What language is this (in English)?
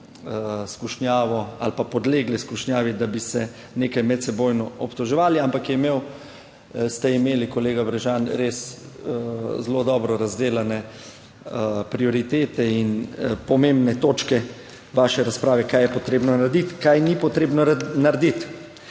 Slovenian